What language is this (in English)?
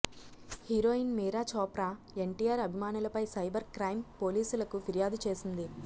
Telugu